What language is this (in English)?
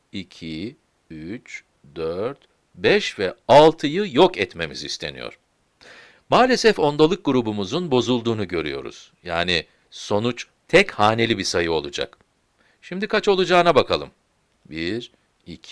Turkish